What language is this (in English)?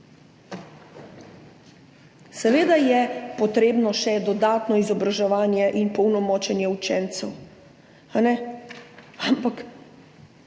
Slovenian